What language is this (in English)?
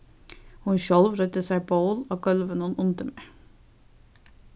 Faroese